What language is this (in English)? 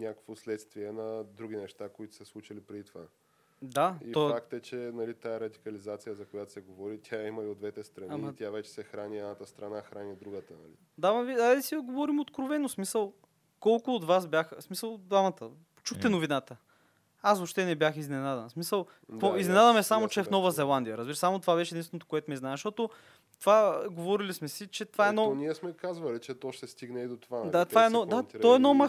Bulgarian